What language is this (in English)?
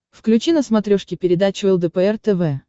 Russian